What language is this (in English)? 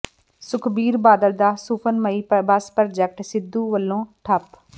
Punjabi